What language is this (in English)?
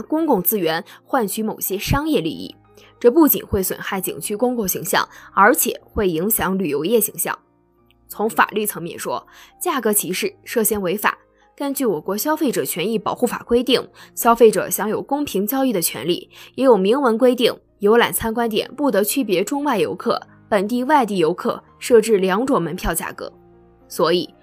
Chinese